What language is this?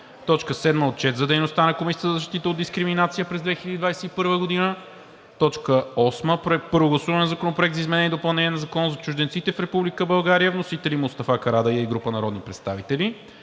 Bulgarian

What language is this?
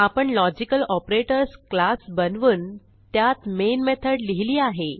Marathi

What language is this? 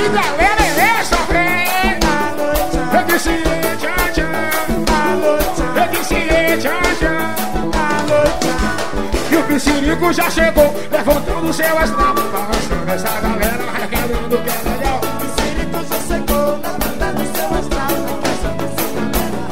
Portuguese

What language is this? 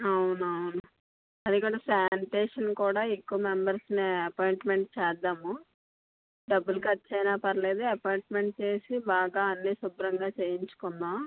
Telugu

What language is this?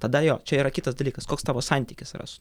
Lithuanian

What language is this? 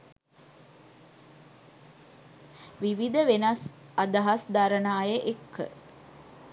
Sinhala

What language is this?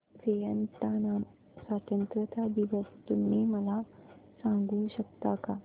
Marathi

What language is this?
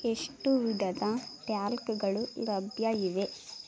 Kannada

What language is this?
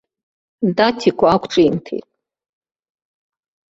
Abkhazian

